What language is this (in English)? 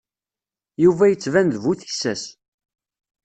Kabyle